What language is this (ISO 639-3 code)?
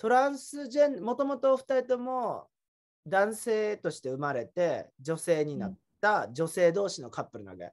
jpn